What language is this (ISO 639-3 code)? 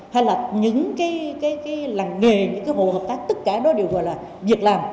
vie